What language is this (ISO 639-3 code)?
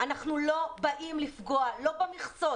heb